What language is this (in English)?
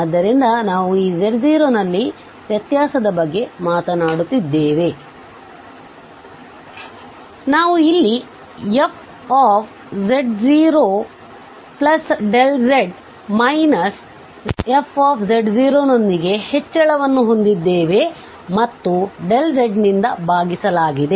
Kannada